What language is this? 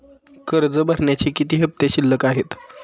Marathi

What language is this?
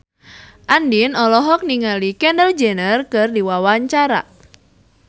Sundanese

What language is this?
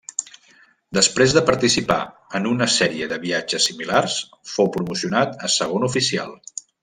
Catalan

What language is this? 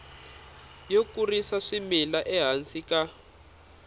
Tsonga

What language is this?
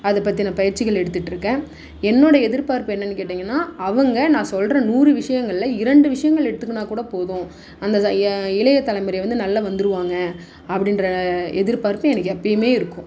Tamil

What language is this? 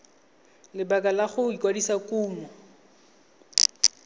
Tswana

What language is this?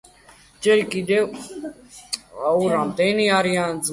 Georgian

